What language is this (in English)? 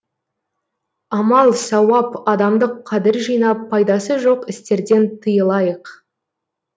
Kazakh